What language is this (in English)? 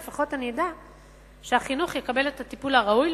Hebrew